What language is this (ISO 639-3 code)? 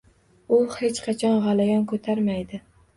uzb